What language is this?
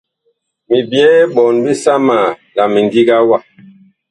Bakoko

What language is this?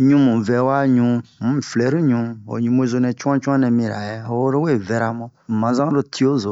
Bomu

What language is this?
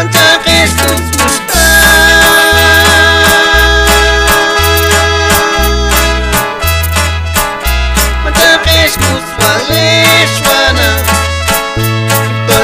Vietnamese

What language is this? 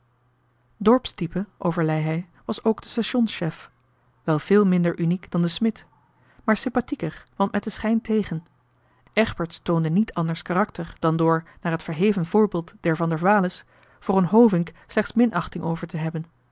Dutch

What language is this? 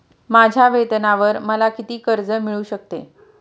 Marathi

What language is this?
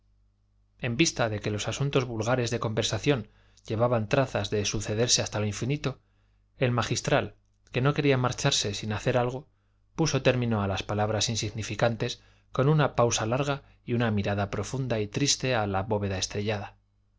Spanish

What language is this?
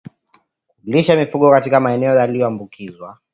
Swahili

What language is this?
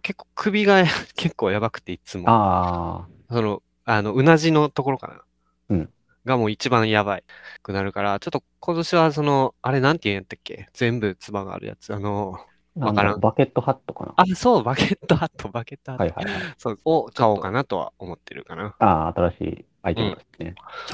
Japanese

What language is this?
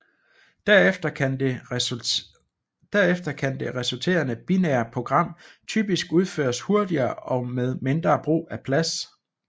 Danish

